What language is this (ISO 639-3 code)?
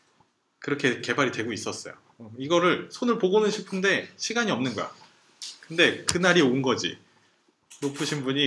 kor